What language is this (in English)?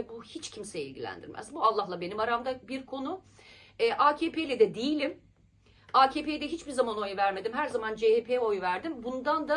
Turkish